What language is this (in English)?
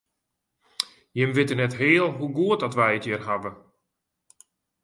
Western Frisian